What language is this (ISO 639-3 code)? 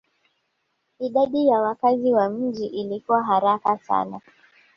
swa